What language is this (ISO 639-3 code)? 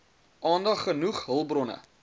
afr